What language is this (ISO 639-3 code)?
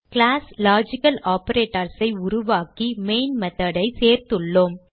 tam